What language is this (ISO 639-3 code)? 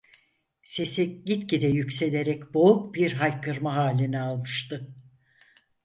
tur